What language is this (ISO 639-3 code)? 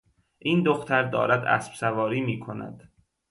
fas